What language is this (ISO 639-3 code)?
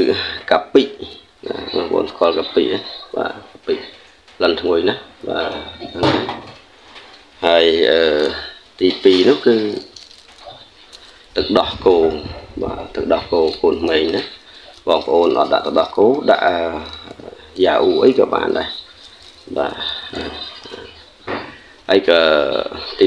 vie